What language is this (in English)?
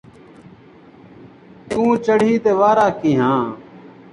Saraiki